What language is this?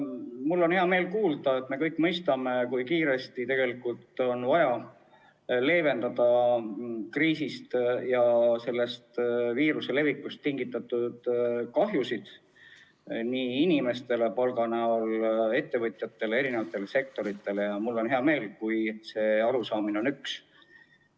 Estonian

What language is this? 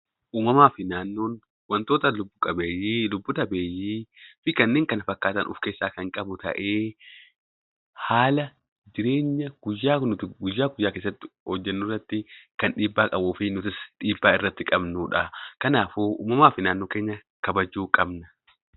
Oromo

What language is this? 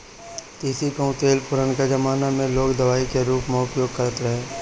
Bhojpuri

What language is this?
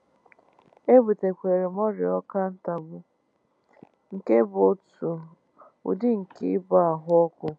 Igbo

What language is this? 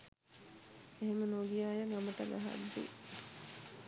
Sinhala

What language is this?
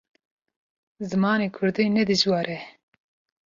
Kurdish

